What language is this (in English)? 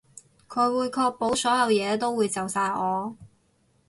Cantonese